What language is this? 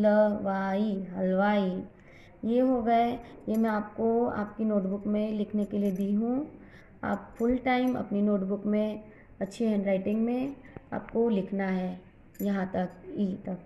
Hindi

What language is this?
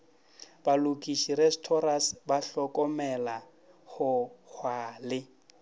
Northern Sotho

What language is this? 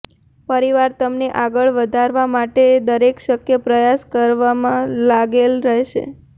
Gujarati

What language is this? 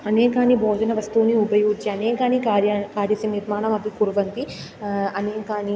Sanskrit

